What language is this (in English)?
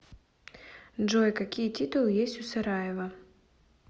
Russian